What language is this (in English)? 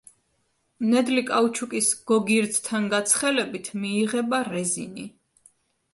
Georgian